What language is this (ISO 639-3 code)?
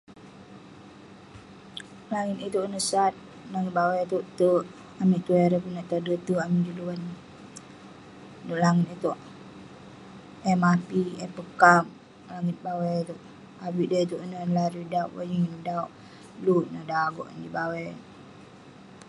pne